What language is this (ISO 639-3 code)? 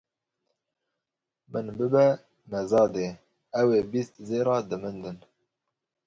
kur